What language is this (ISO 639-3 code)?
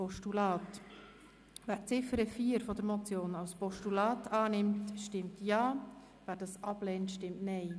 gsw